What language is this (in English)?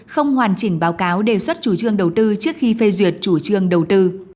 Vietnamese